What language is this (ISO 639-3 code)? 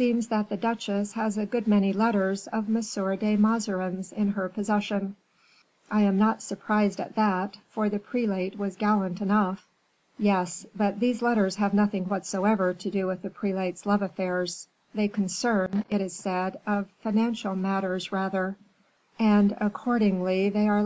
eng